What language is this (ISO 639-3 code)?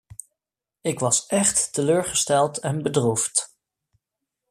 nld